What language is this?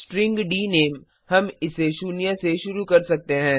Hindi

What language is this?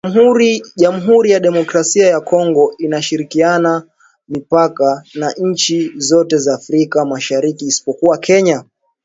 Swahili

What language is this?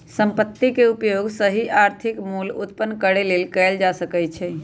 Magahi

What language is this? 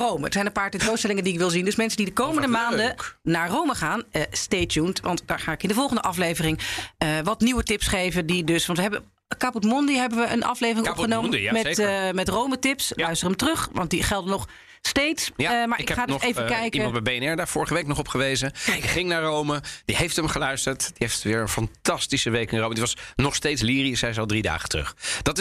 Dutch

